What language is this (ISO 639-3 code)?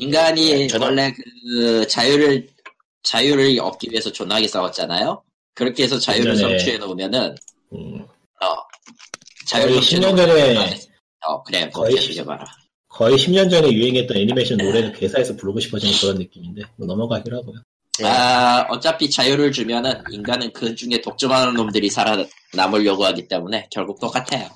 kor